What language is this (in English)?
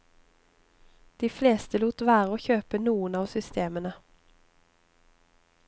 Norwegian